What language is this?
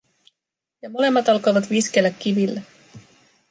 Finnish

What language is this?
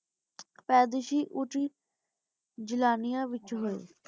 Punjabi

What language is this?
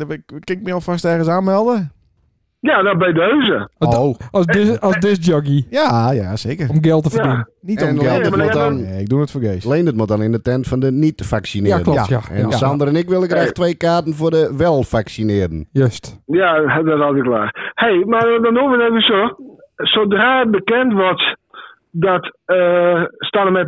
Dutch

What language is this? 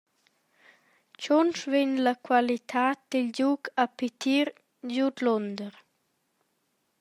Romansh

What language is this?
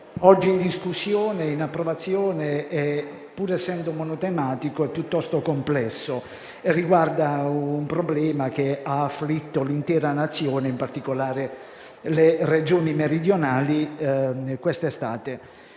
Italian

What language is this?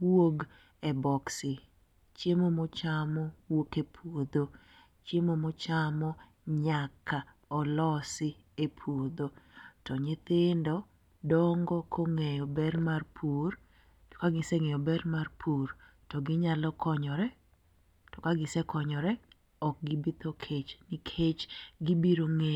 Luo (Kenya and Tanzania)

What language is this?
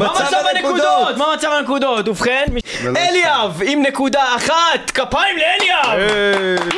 Hebrew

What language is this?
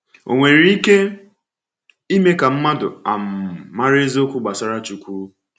Igbo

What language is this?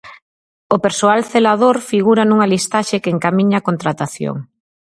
Galician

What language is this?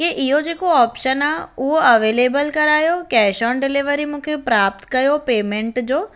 Sindhi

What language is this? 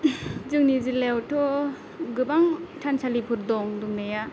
Bodo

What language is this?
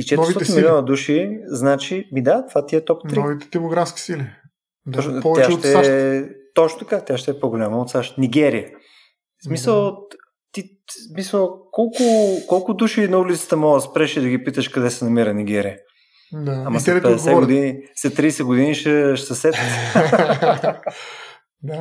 Bulgarian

